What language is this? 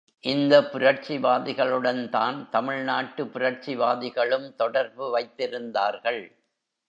Tamil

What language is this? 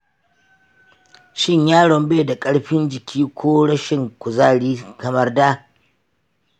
Hausa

